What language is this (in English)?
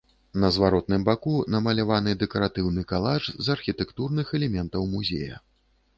Belarusian